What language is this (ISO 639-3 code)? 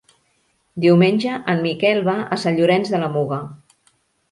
cat